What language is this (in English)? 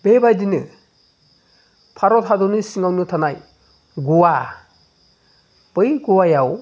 Bodo